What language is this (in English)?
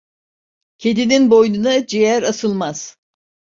Turkish